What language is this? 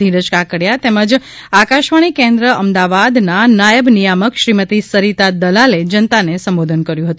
Gujarati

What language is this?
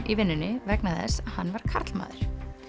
Icelandic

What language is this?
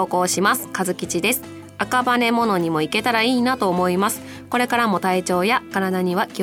Japanese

